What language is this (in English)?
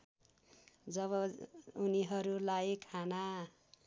Nepali